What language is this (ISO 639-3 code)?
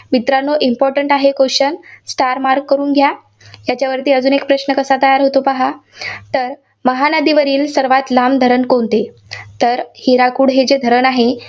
mar